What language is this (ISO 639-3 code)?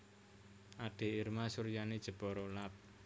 jav